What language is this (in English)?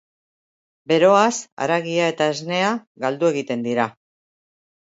Basque